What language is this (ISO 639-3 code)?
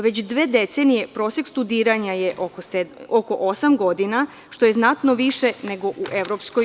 srp